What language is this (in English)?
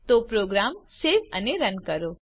Gujarati